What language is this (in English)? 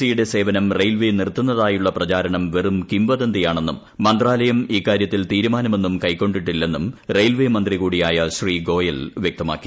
Malayalam